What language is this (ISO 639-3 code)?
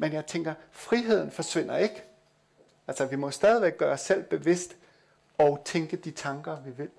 dan